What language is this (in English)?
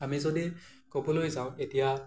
Assamese